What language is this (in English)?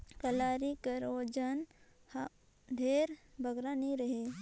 Chhattisgarhi